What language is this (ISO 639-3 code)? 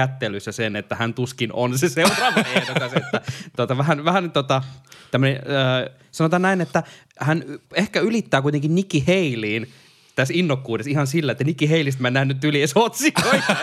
fin